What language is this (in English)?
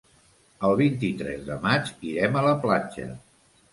Catalan